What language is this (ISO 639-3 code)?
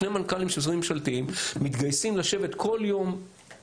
heb